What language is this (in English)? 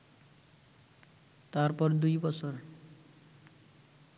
Bangla